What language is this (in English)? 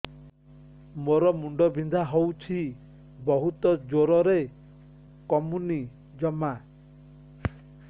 Odia